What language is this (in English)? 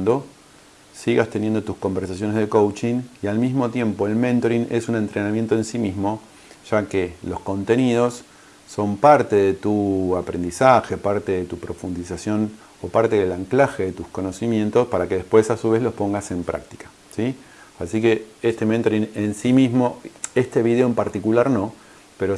Spanish